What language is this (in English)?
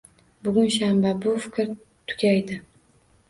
Uzbek